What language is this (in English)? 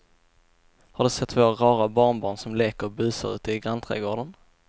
Swedish